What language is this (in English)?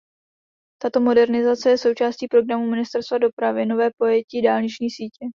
Czech